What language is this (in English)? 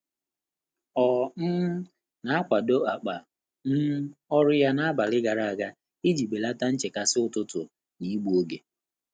Igbo